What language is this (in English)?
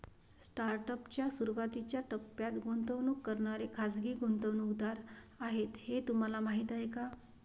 Marathi